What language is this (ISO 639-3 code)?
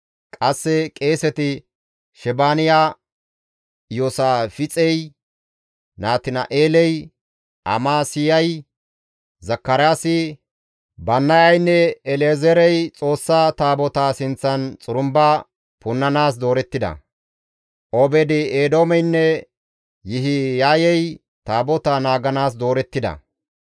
gmv